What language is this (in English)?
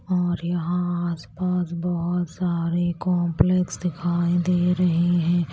Hindi